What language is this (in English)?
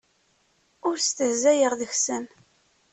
Kabyle